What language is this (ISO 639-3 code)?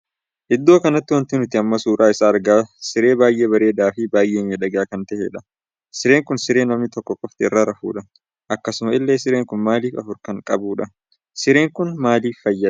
orm